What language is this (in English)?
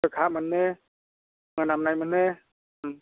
Bodo